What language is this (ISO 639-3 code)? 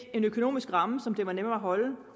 dan